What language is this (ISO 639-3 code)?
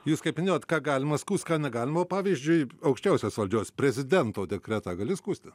lit